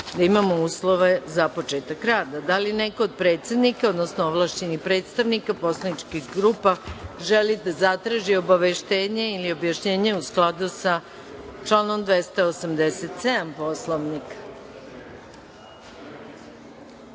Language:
Serbian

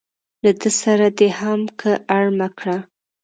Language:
Pashto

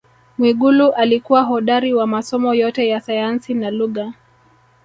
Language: Swahili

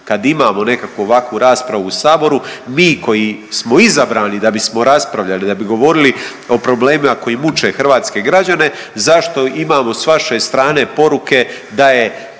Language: Croatian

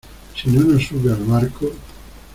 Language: Spanish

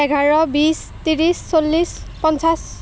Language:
Assamese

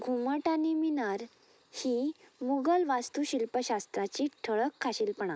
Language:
Konkani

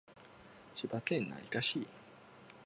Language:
Japanese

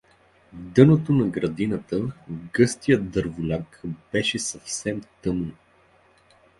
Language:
Bulgarian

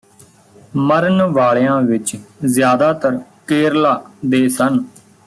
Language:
Punjabi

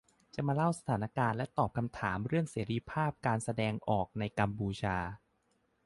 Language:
Thai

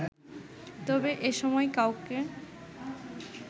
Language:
Bangla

